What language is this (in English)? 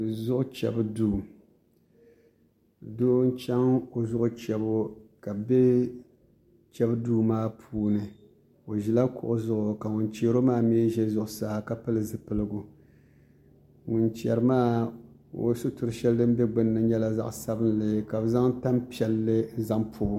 Dagbani